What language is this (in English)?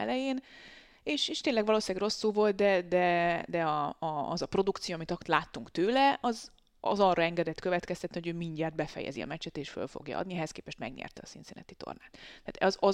Hungarian